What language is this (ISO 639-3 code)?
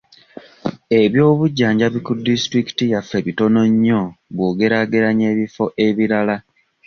lug